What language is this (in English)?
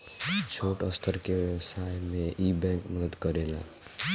Bhojpuri